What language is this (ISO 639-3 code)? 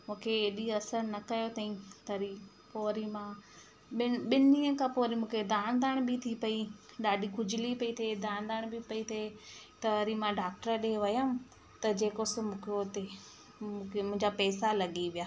snd